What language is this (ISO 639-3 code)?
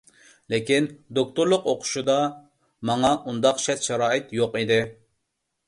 uig